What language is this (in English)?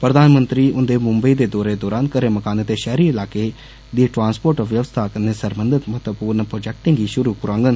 Dogri